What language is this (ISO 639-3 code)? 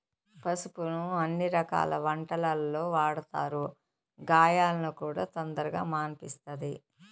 tel